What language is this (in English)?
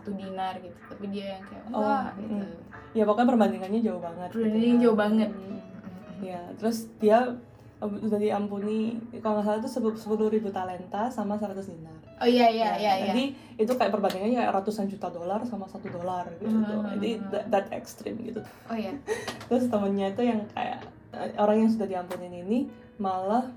Indonesian